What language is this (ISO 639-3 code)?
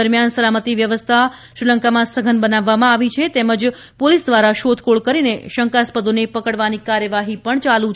guj